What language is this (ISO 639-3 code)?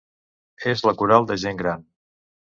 cat